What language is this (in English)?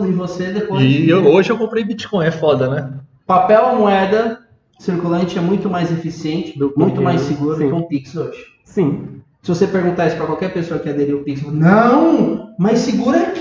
Portuguese